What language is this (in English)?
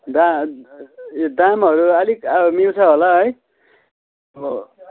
Nepali